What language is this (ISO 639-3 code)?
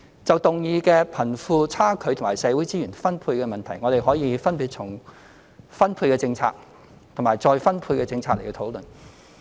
yue